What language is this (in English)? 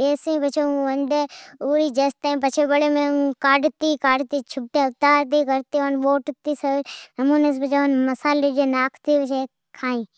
Od